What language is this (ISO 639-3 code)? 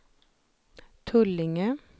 swe